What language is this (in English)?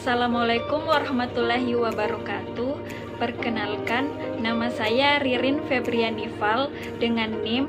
Indonesian